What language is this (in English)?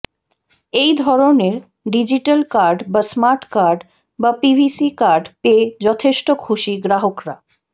Bangla